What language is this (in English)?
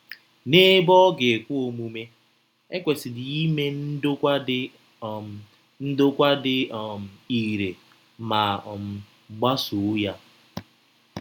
Igbo